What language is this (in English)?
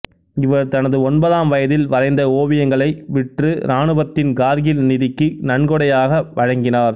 Tamil